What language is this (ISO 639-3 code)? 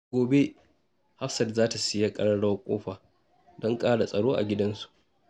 hau